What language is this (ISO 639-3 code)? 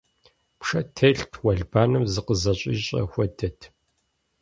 kbd